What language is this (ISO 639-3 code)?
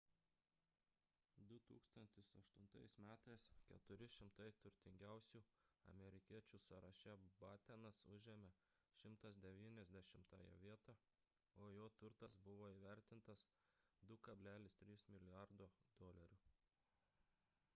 lit